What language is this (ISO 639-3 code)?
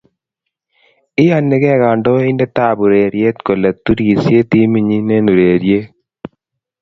kln